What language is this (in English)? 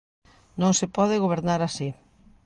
Galician